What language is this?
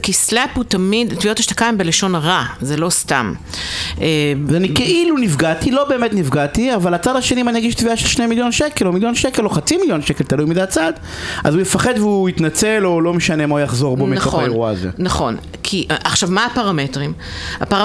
Hebrew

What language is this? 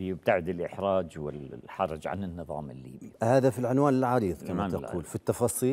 Arabic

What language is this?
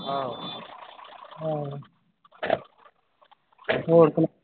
Punjabi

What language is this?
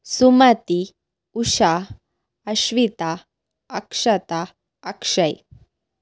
Kannada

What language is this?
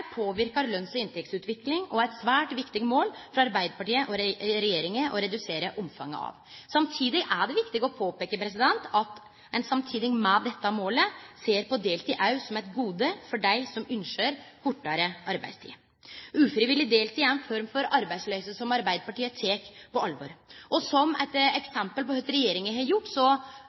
Norwegian Nynorsk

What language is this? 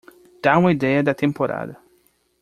Portuguese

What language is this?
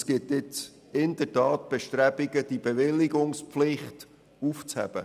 Swiss German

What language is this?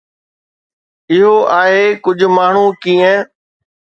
Sindhi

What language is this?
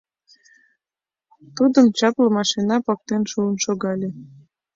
Mari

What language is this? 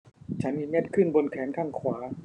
Thai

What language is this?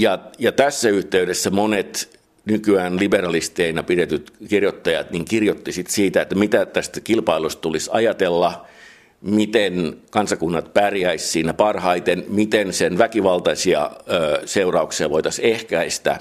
Finnish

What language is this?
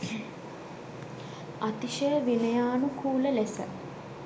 Sinhala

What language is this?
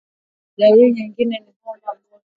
Swahili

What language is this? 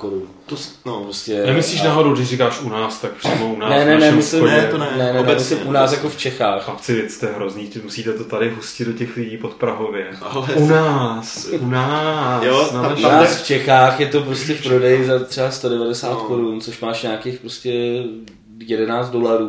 Czech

